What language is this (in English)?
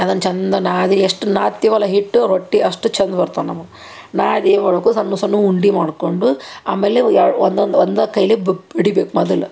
Kannada